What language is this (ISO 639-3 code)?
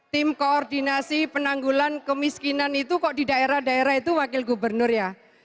ind